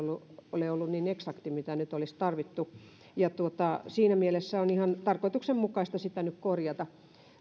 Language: Finnish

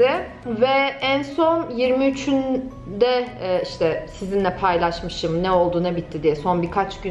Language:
Turkish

